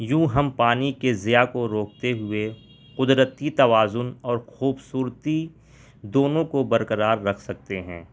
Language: Urdu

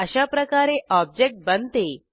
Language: Marathi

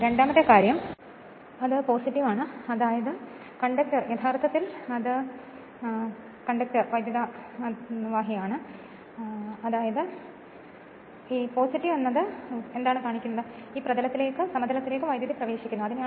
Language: Malayalam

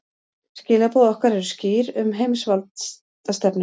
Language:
Icelandic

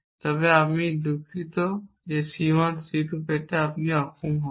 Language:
Bangla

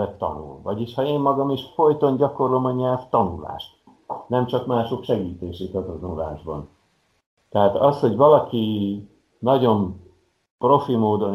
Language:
Hungarian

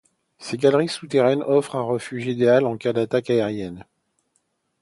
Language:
French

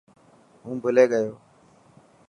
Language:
Dhatki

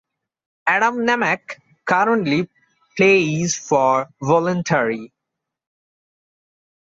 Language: English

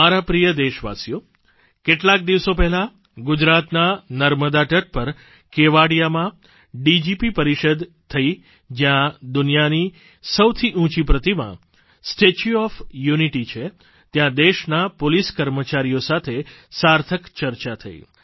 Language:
Gujarati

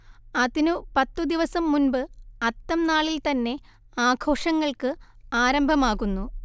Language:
Malayalam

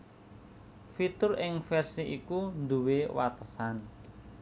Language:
Javanese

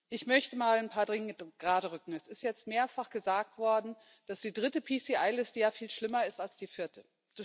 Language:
German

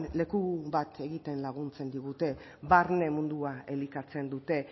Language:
Basque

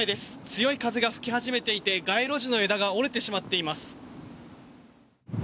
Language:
Japanese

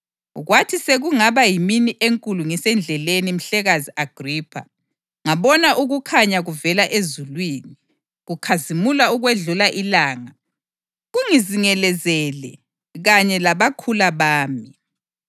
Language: North Ndebele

